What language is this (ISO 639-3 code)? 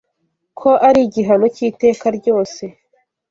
kin